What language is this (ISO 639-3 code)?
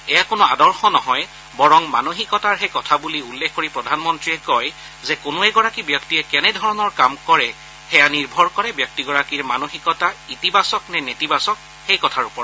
asm